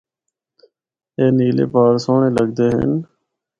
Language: Northern Hindko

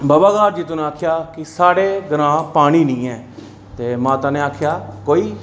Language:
Dogri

